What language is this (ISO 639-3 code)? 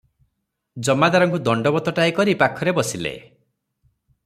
ori